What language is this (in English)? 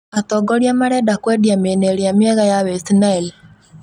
Kikuyu